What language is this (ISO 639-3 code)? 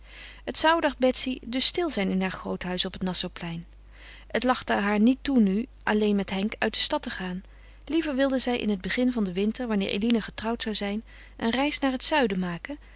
nld